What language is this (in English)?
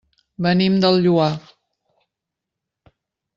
Catalan